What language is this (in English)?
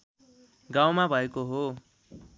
Nepali